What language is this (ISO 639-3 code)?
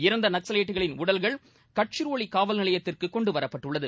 tam